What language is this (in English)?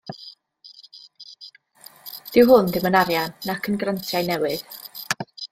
Welsh